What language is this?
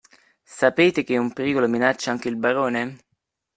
Italian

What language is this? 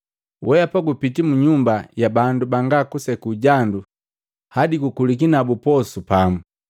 Matengo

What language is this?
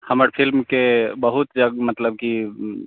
Maithili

